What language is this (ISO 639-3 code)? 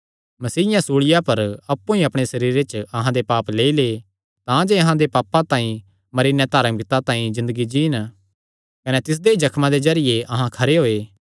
xnr